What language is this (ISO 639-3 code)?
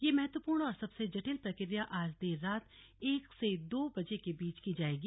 hin